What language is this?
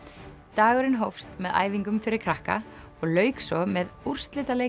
Icelandic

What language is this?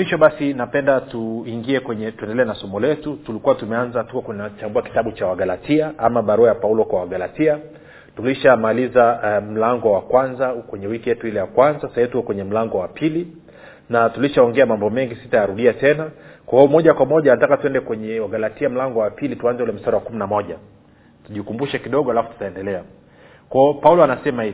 Swahili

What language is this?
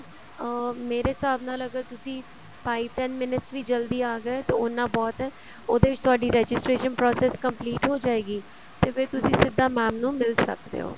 Punjabi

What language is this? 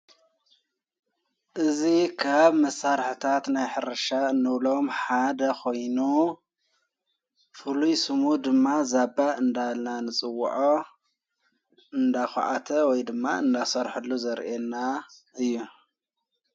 Tigrinya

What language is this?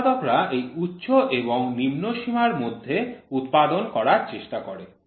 Bangla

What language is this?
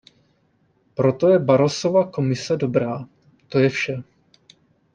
Czech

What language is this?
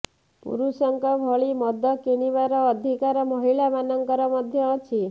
Odia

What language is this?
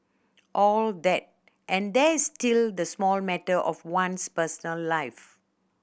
English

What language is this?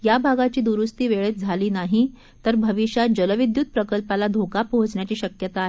Marathi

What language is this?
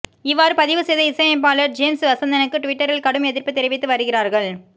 Tamil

